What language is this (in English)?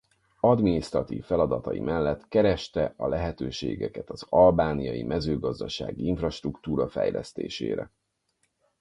Hungarian